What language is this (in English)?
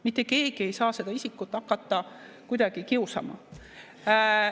Estonian